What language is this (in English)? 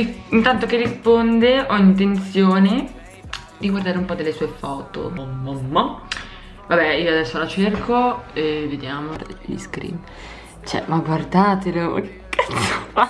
Italian